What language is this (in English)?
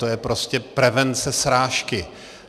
Czech